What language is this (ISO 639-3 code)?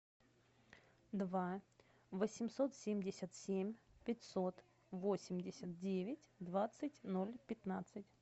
rus